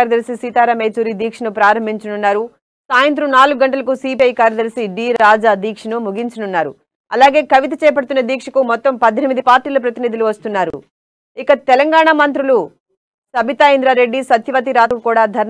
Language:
Telugu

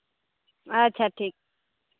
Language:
Santali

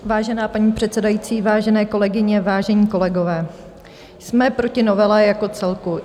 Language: Czech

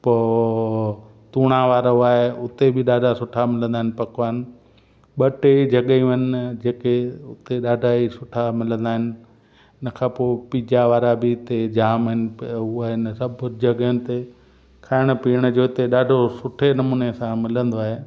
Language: Sindhi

